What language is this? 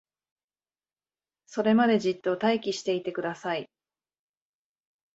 Japanese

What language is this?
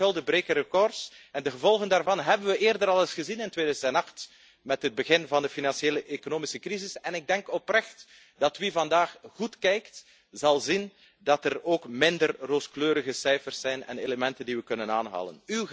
Dutch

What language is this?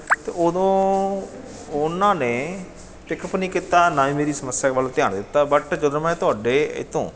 Punjabi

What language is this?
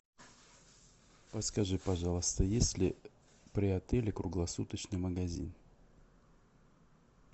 Russian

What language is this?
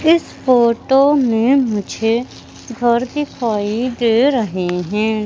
Hindi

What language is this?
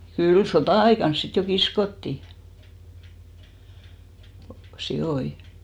Finnish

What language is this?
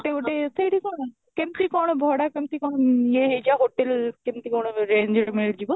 Odia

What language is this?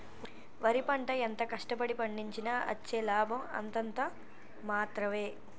Telugu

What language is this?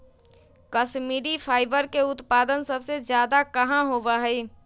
Magahi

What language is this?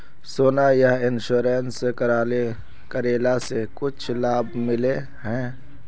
Magahi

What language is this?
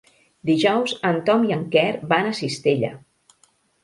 Catalan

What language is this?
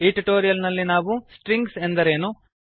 Kannada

